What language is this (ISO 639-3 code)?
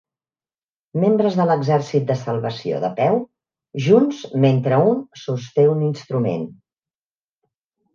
cat